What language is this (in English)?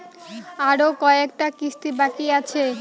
Bangla